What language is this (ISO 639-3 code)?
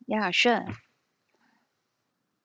eng